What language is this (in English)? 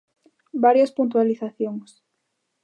Galician